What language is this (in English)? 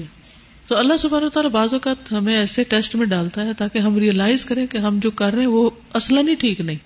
Urdu